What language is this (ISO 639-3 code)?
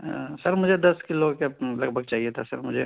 urd